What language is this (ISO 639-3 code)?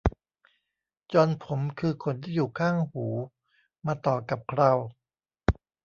tha